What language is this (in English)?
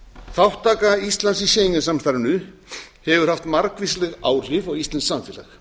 Icelandic